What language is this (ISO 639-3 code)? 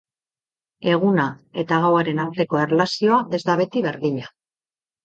eus